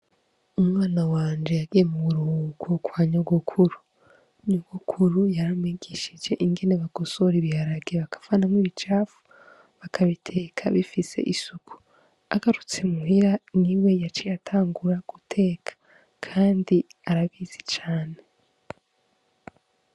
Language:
Rundi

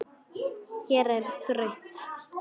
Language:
Icelandic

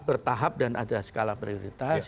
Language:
Indonesian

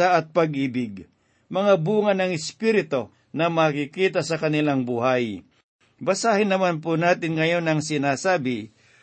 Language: Filipino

